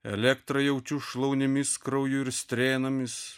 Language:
Lithuanian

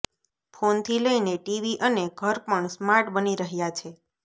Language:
Gujarati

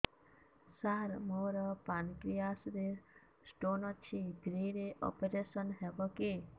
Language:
Odia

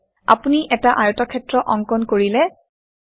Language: Assamese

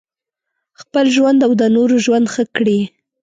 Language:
Pashto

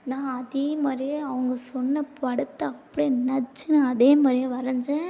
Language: Tamil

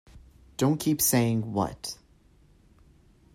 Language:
English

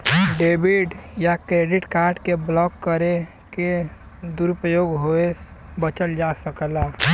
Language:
Bhojpuri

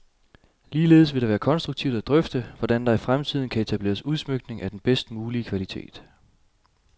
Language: Danish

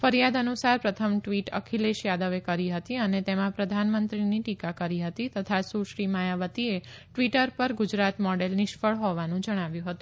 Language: Gujarati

